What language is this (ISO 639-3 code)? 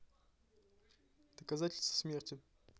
rus